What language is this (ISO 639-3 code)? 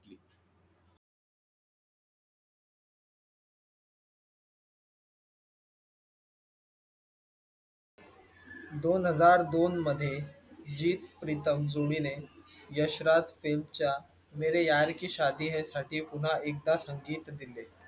mar